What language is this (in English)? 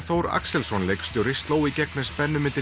Icelandic